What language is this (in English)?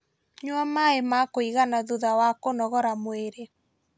Kikuyu